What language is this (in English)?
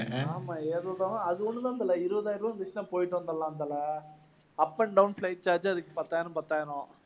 Tamil